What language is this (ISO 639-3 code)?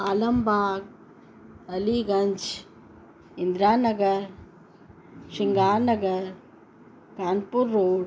snd